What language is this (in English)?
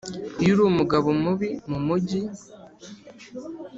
Kinyarwanda